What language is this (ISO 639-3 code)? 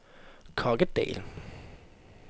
dan